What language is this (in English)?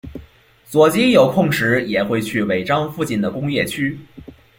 Chinese